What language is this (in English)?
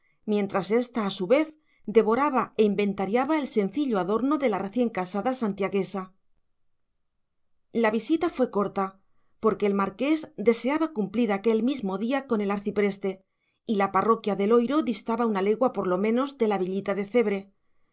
Spanish